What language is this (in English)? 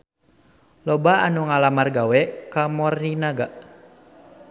Sundanese